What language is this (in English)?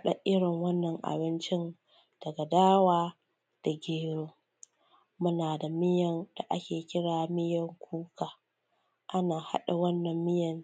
Hausa